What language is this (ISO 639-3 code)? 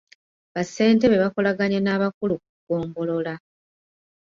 lug